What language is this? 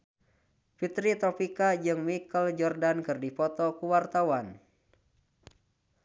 Sundanese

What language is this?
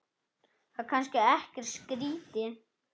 Icelandic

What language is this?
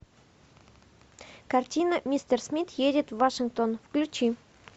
Russian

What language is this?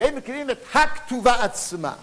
Hebrew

